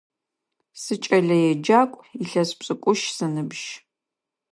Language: Adyghe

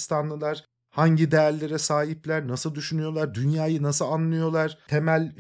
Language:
Turkish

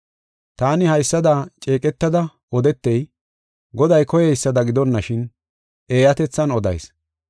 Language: Gofa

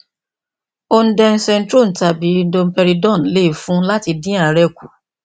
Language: Yoruba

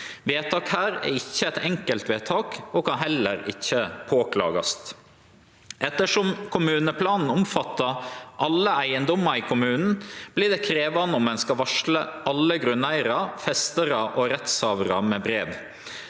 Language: Norwegian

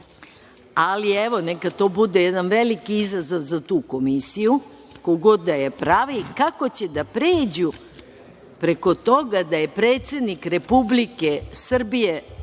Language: Serbian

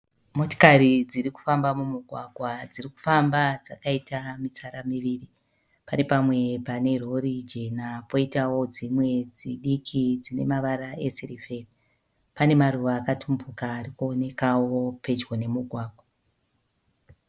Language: Shona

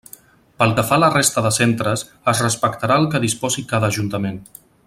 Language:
Catalan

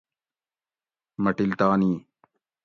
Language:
Gawri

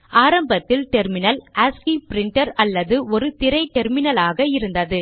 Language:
Tamil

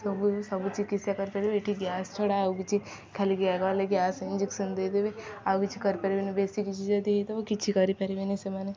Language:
Odia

